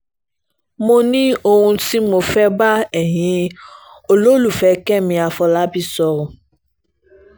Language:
Yoruba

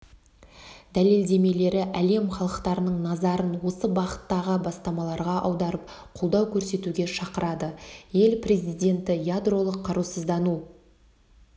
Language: Kazakh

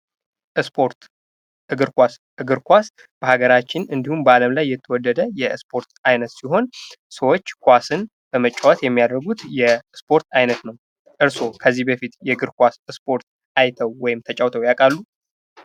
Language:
Amharic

